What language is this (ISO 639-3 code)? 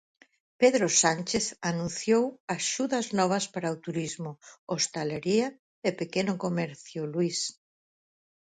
glg